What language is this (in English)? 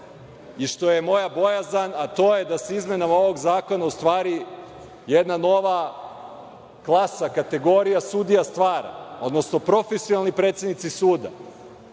Serbian